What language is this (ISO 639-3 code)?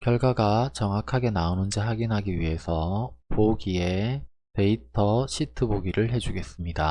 kor